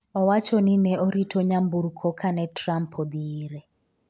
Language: Luo (Kenya and Tanzania)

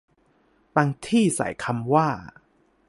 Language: Thai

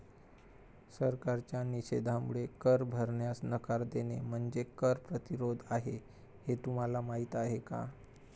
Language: Marathi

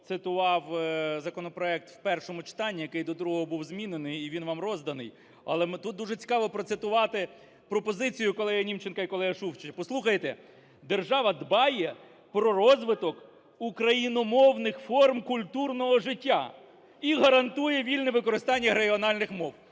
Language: Ukrainian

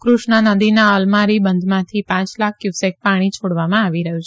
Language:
Gujarati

